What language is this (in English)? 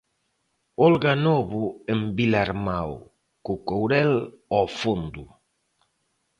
Galician